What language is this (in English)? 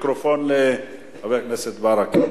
Hebrew